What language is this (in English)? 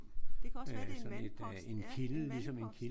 Danish